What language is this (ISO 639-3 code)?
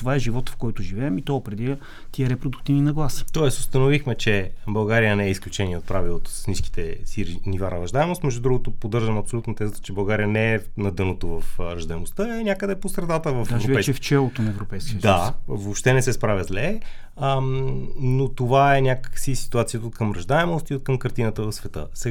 bul